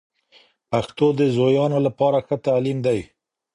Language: Pashto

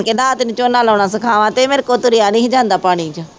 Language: Punjabi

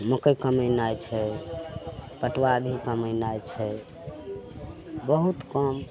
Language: Maithili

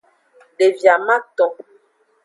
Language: Aja (Benin)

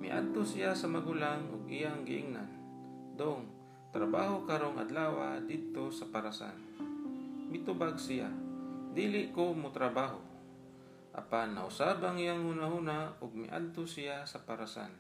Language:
Filipino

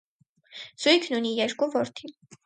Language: Armenian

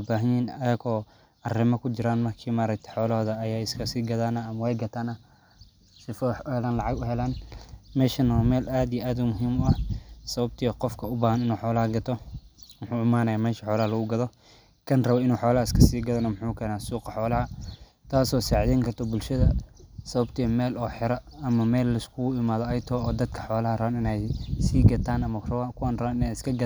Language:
Somali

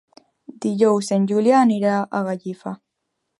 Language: Catalan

